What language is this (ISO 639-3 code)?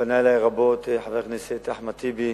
heb